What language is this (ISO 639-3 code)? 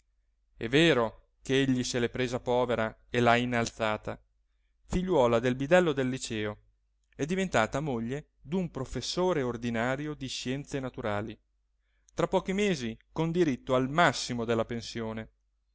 ita